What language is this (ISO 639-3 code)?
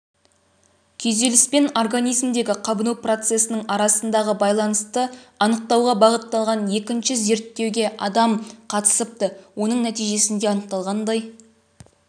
kaz